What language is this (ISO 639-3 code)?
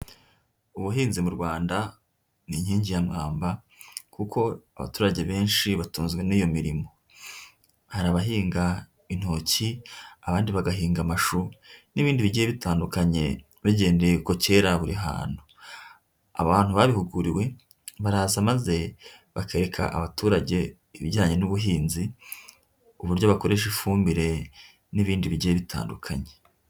kin